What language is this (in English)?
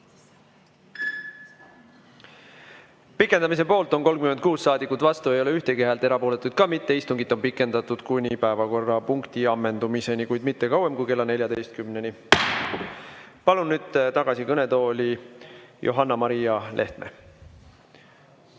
Estonian